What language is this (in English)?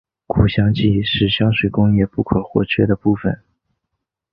Chinese